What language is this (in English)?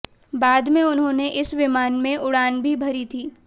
Hindi